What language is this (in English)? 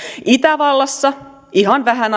Finnish